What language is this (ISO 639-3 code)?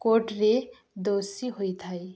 ori